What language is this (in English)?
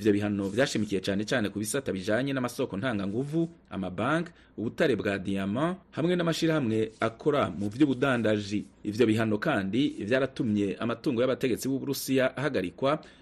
Swahili